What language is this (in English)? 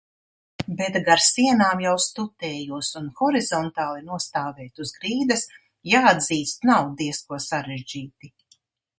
Latvian